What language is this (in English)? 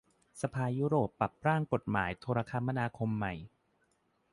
Thai